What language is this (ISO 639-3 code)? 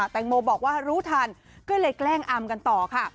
tha